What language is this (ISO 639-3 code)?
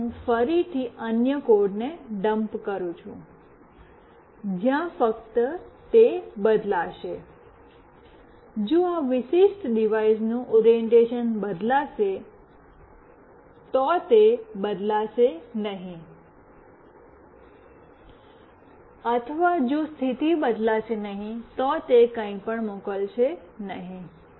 guj